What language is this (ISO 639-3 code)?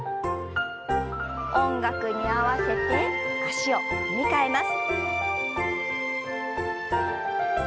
jpn